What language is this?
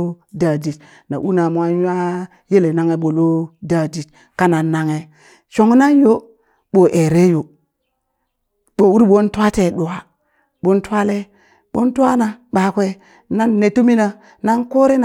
Burak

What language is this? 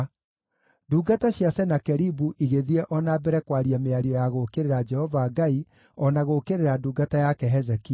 Kikuyu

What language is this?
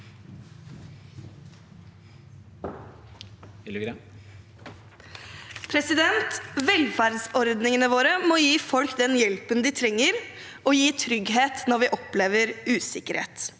Norwegian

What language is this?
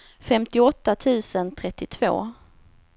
Swedish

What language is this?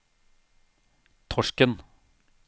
Norwegian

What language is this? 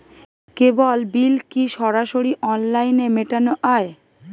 Bangla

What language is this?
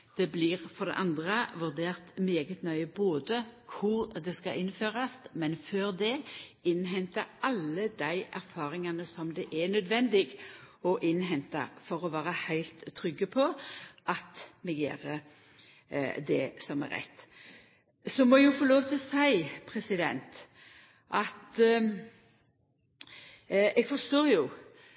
Norwegian Nynorsk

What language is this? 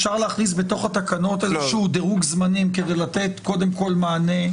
Hebrew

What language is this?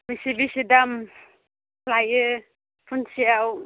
Bodo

